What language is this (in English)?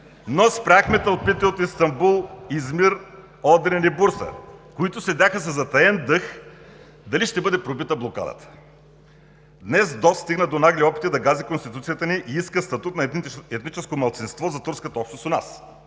Bulgarian